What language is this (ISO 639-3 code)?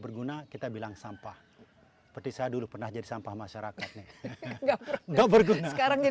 ind